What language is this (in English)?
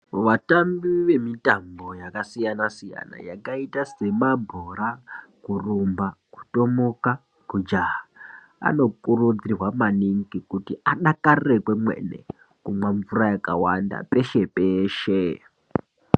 Ndau